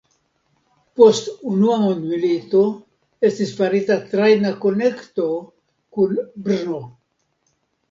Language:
Esperanto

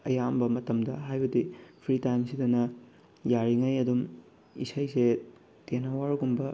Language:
Manipuri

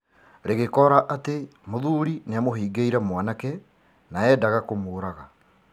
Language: Kikuyu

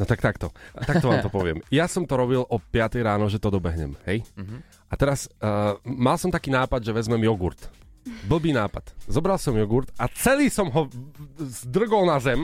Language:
Slovak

